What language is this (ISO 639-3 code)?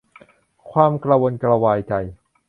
tha